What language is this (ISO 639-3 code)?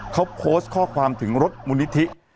tha